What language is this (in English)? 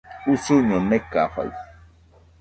Nüpode Huitoto